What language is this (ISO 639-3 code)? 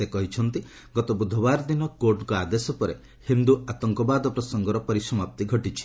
ori